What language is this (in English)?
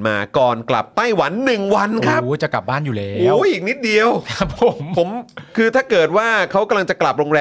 Thai